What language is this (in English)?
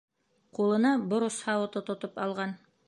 Bashkir